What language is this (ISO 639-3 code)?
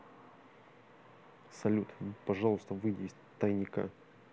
rus